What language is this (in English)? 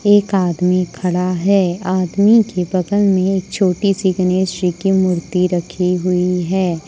Hindi